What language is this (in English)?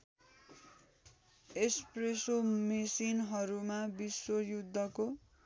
Nepali